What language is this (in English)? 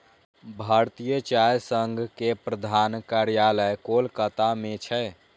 Maithili